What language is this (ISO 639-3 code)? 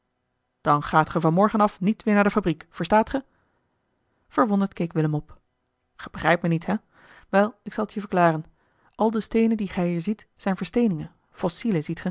nld